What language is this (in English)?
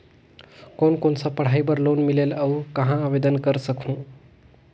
Chhattisgarhi